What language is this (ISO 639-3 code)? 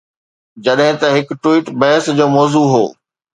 snd